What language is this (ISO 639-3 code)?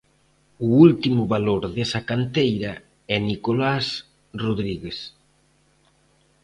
glg